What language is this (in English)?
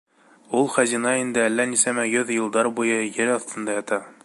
Bashkir